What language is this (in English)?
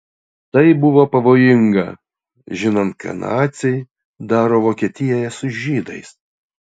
Lithuanian